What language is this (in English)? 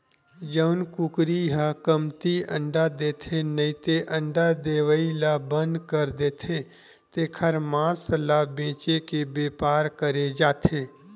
Chhattisgarhi